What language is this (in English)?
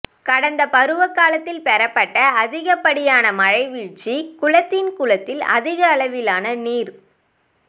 Tamil